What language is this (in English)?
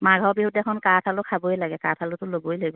Assamese